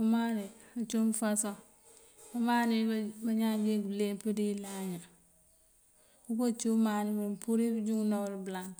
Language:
Mandjak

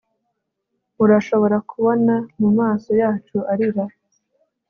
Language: Kinyarwanda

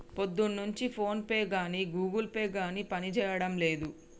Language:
Telugu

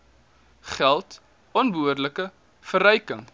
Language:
Afrikaans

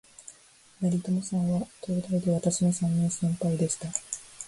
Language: Japanese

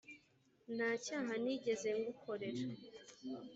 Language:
Kinyarwanda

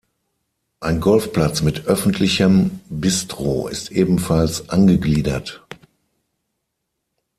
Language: German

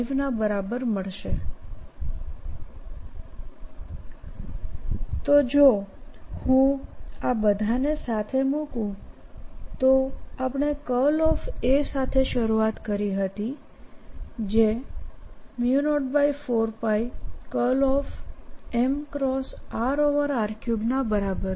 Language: Gujarati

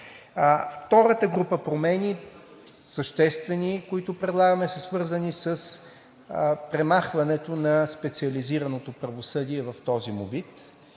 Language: Bulgarian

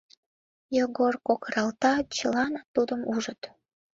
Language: Mari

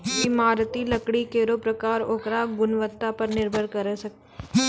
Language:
Maithili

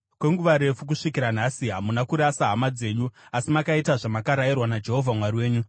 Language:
Shona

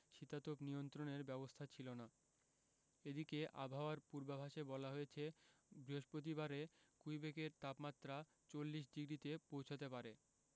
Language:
Bangla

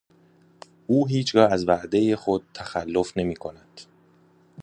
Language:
Persian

